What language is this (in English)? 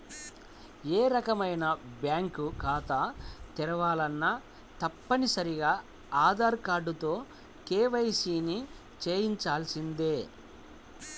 Telugu